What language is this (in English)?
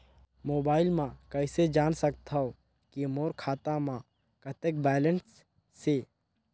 Chhattisgarhi